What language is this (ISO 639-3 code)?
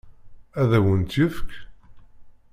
kab